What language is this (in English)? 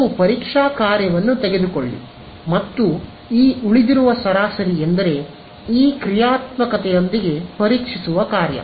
Kannada